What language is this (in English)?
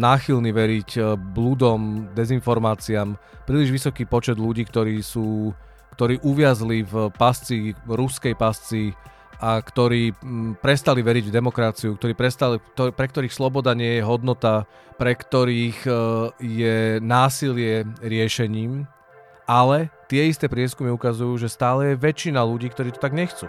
Czech